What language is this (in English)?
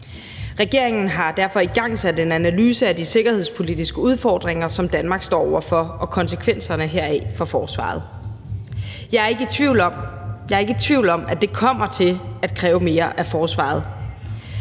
Danish